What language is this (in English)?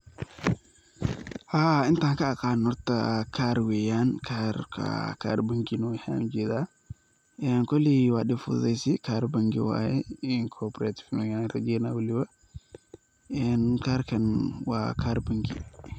Somali